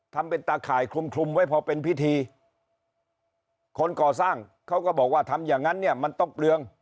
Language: Thai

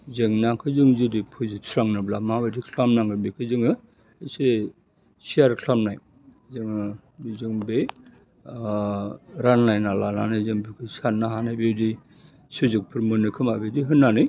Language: Bodo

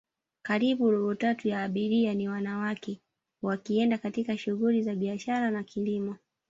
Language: Swahili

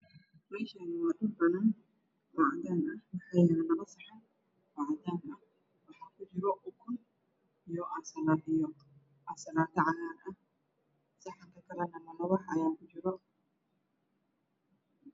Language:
Somali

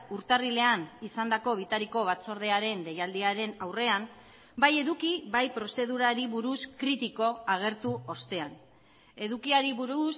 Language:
Basque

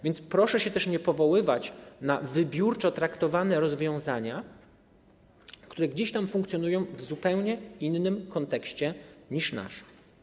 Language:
Polish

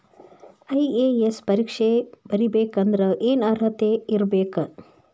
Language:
Kannada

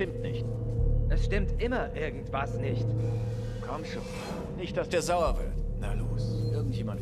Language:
German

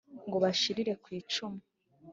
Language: Kinyarwanda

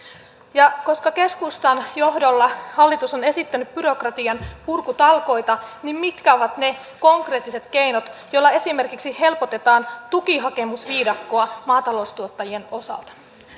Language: Finnish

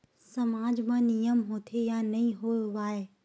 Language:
Chhattisgarhi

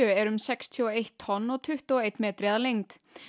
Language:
Icelandic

